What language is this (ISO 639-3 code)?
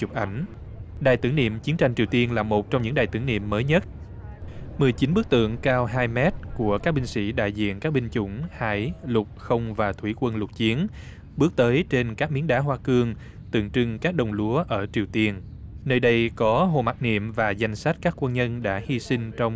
vie